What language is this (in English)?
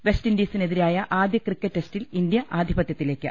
Malayalam